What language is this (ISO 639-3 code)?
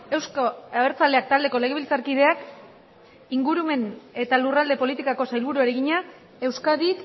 eus